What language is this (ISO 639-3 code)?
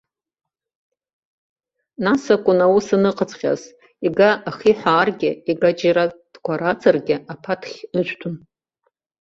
abk